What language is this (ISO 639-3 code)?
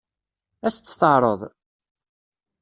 kab